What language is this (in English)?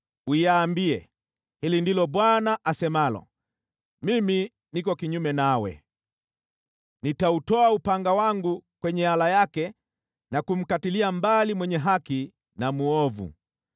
Swahili